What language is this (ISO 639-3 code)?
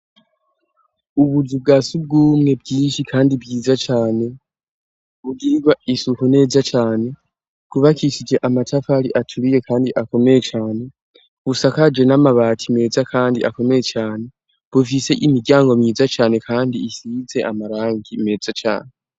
run